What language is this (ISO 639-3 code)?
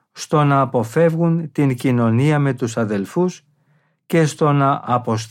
ell